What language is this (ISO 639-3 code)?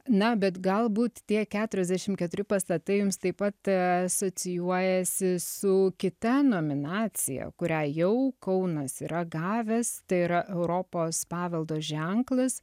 lit